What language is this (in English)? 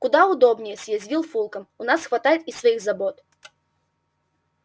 Russian